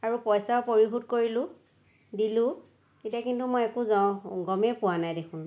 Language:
Assamese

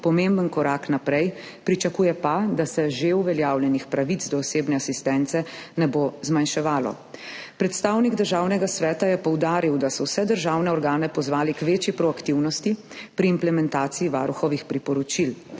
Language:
Slovenian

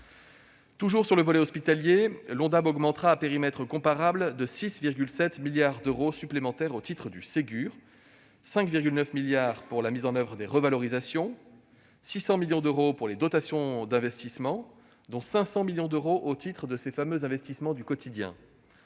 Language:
French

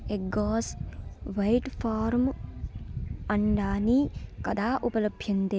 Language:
Sanskrit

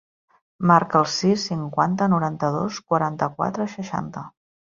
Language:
Catalan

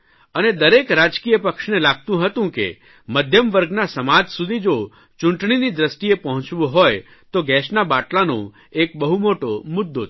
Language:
Gujarati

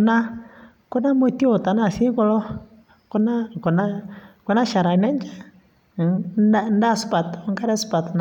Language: Masai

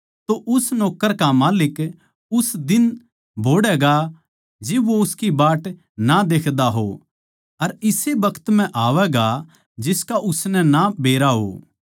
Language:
Haryanvi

